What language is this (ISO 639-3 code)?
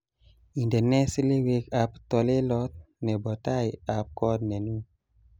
kln